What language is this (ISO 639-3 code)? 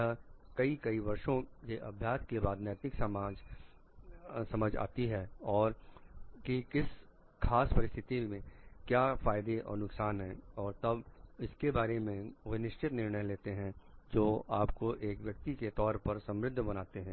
hin